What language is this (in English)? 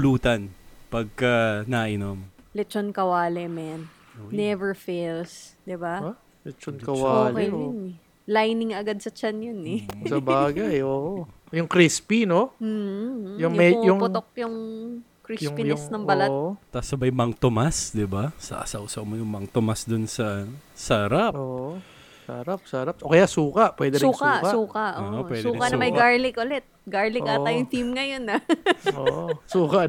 Filipino